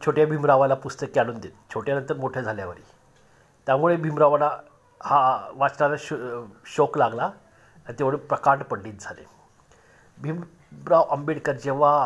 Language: Marathi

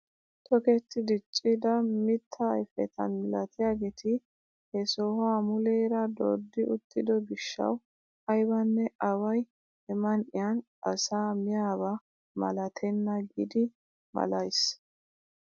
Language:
Wolaytta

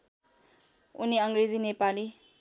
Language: Nepali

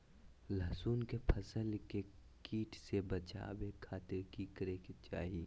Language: Magahi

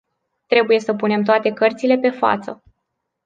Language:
Romanian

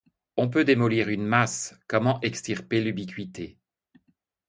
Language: French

